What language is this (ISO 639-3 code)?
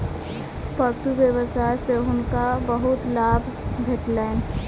mai